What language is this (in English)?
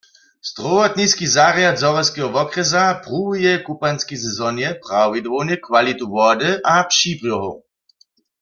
Upper Sorbian